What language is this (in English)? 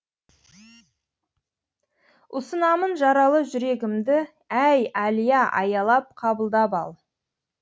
Kazakh